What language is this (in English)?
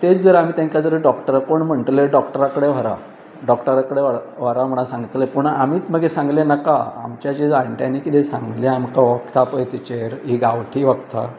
Konkani